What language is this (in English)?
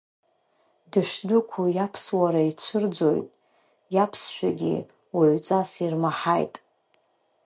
Abkhazian